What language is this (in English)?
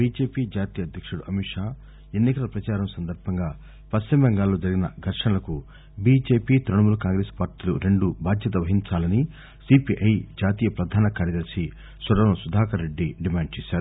Telugu